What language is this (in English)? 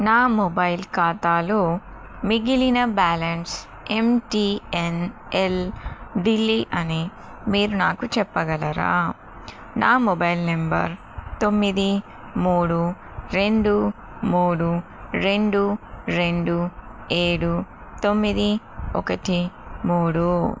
Telugu